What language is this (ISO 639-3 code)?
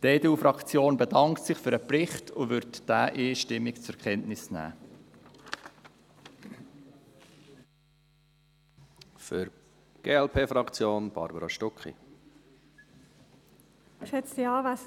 gsw